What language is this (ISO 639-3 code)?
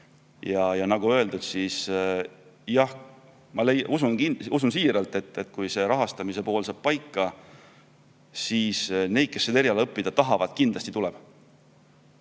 est